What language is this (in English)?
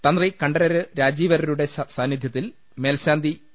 Malayalam